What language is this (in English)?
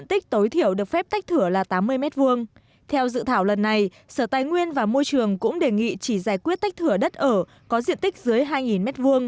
Vietnamese